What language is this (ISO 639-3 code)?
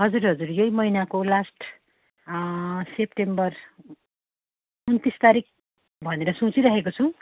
nep